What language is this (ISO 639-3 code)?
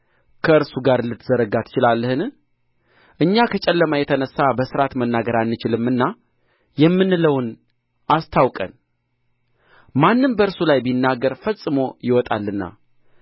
amh